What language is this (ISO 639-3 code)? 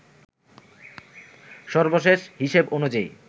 ben